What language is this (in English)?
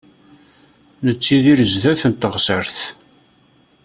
Kabyle